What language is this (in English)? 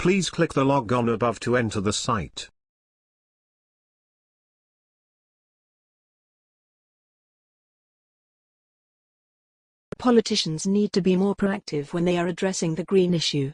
English